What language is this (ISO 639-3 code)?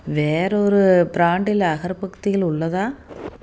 tam